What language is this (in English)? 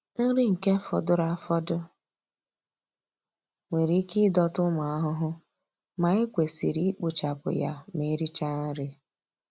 Igbo